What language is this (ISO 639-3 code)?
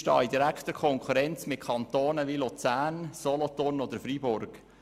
gsw